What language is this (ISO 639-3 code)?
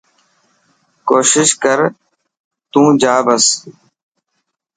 mki